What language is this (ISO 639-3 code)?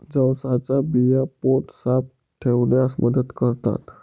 mar